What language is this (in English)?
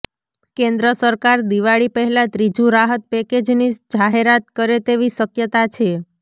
Gujarati